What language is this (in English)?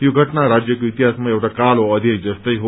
Nepali